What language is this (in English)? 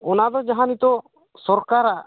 Santali